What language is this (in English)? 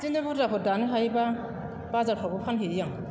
Bodo